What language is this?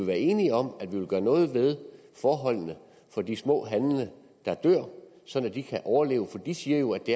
Danish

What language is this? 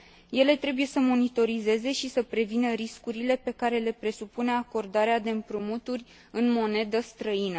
Romanian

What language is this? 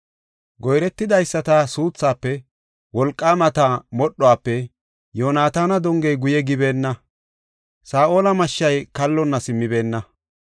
Gofa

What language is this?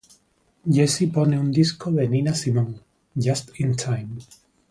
Spanish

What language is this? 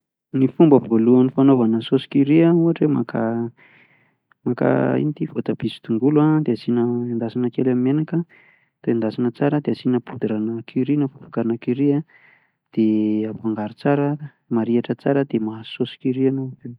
Malagasy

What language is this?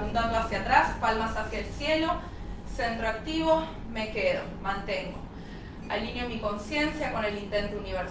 Spanish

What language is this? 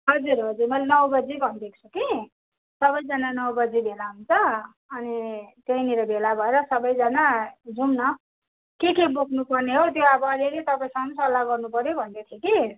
Nepali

